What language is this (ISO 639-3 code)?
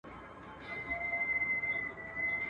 pus